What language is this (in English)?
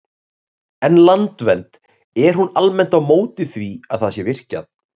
Icelandic